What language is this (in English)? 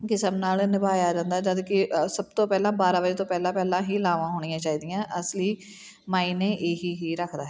Punjabi